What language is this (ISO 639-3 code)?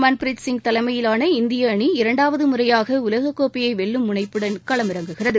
tam